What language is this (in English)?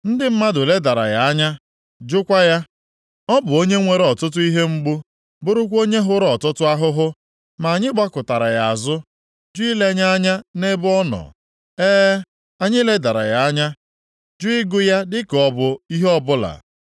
Igbo